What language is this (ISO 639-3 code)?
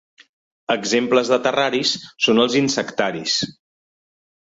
cat